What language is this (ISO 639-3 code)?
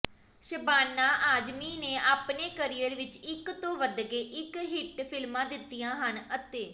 pan